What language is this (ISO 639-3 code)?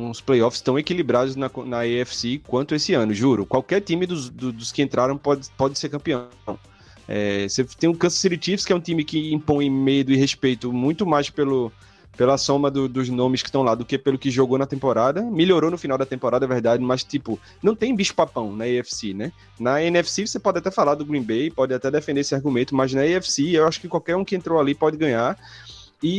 por